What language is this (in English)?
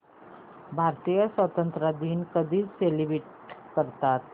Marathi